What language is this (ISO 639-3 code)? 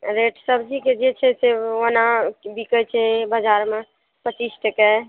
mai